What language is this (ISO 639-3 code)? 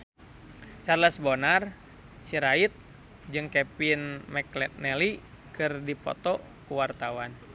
sun